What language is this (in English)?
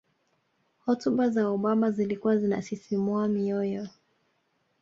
Swahili